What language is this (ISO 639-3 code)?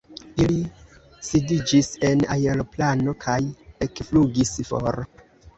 epo